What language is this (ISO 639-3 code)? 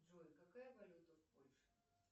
rus